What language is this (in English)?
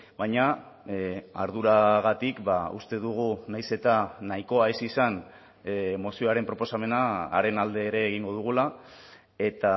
Basque